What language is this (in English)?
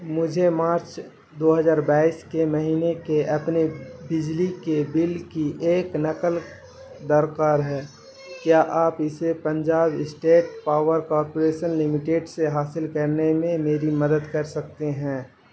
Urdu